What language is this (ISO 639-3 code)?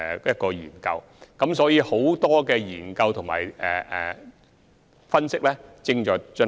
yue